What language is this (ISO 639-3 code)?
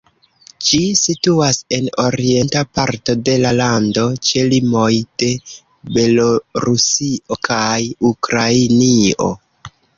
epo